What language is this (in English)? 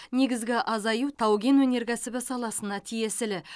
Kazakh